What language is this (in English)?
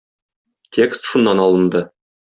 Tatar